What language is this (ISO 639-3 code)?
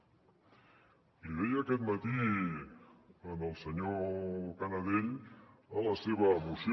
cat